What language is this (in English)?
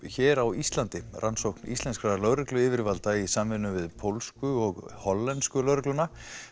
Icelandic